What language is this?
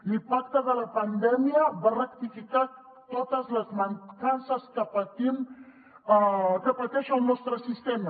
Catalan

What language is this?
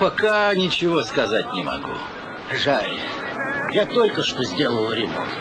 Russian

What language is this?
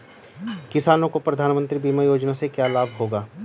Hindi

